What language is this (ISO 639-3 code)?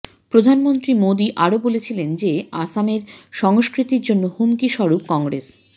ben